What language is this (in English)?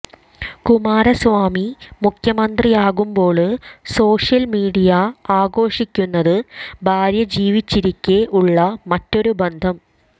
Malayalam